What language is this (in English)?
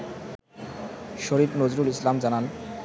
Bangla